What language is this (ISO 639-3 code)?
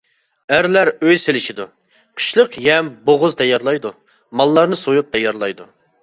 uig